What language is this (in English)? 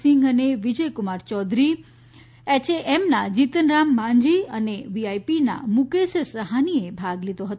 Gujarati